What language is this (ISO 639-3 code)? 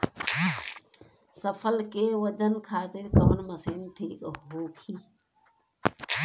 bho